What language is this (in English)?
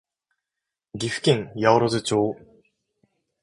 Japanese